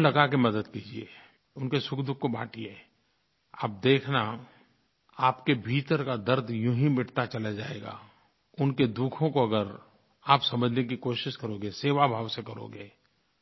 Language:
Hindi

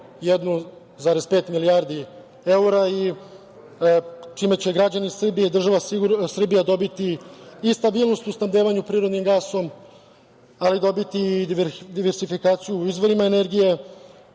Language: Serbian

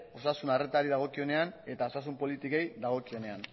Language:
Basque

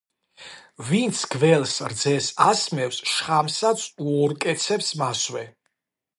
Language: Georgian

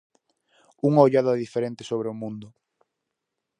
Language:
Galician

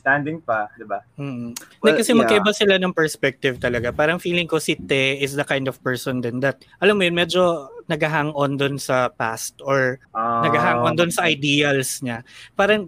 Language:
Filipino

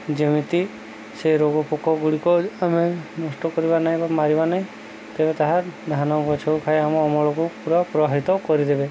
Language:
Odia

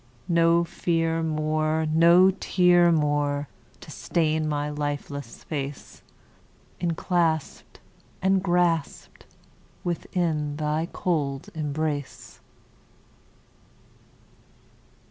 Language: English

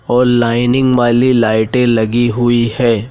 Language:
Hindi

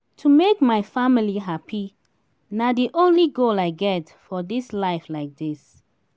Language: Nigerian Pidgin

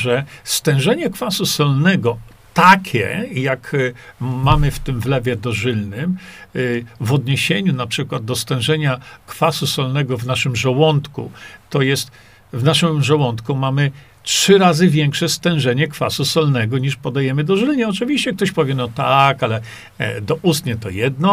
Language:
Polish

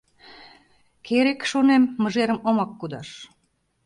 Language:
Mari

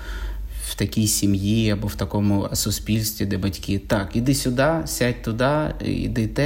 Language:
Ukrainian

